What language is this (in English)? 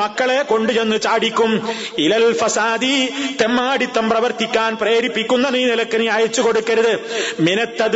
Malayalam